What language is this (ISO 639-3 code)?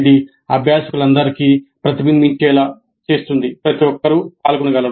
tel